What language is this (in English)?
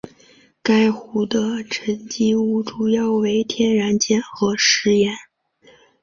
Chinese